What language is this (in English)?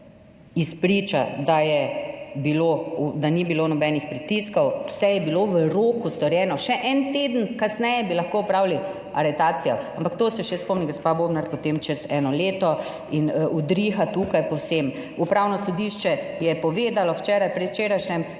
Slovenian